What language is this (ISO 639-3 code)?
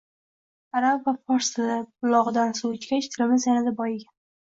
uzb